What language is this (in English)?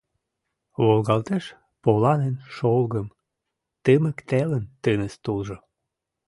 Mari